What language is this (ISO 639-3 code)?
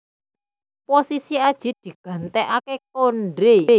jav